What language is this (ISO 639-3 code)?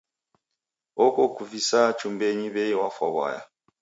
dav